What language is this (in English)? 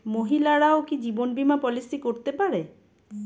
Bangla